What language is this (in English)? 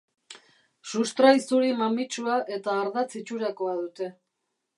Basque